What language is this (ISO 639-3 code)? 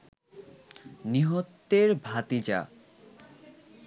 ben